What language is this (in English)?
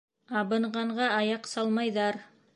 Bashkir